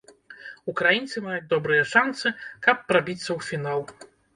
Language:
Belarusian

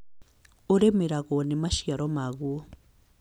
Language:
Kikuyu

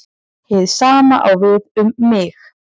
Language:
Icelandic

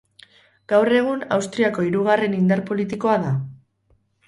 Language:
Basque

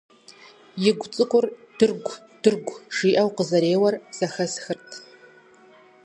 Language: Kabardian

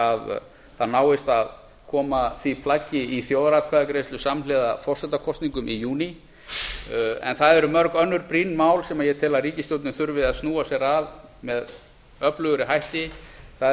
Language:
Icelandic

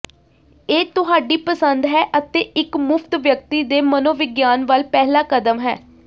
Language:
Punjabi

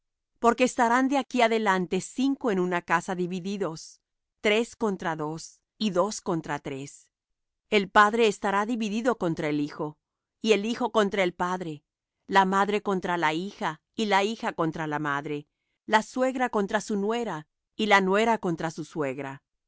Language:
Spanish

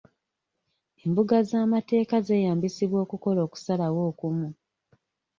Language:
Ganda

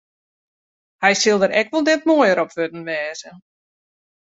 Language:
Western Frisian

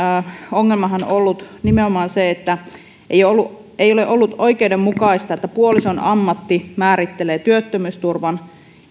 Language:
Finnish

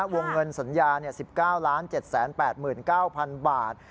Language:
Thai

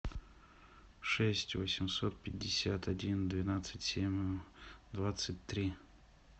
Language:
Russian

